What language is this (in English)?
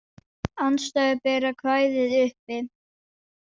Icelandic